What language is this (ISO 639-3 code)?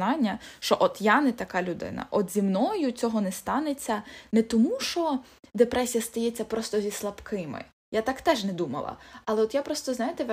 ukr